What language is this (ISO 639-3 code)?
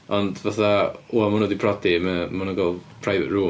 cym